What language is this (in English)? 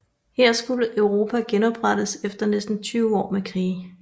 Danish